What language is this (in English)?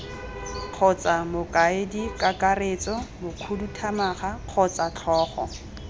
Tswana